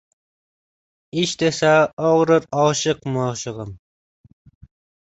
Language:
Uzbek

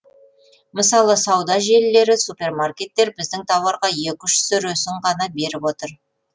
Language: Kazakh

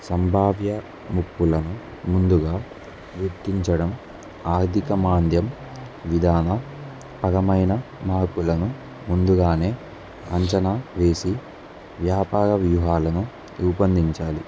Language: Telugu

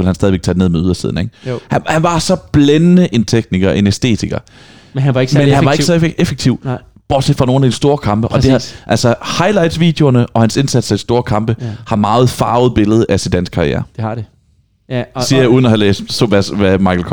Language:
Danish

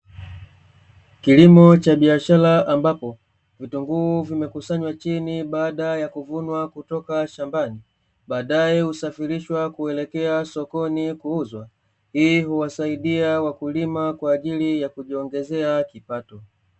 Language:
Swahili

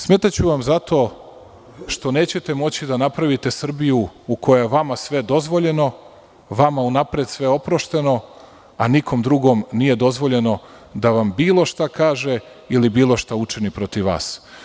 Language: Serbian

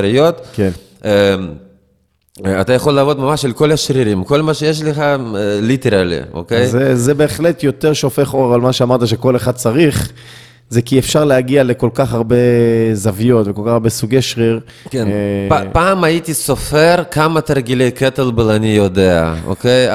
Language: Hebrew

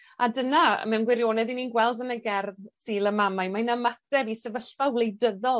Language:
Welsh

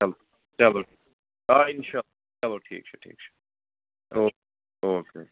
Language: Kashmiri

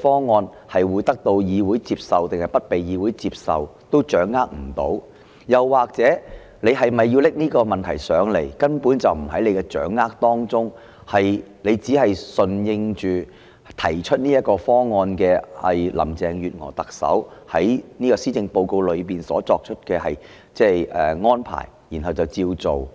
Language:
Cantonese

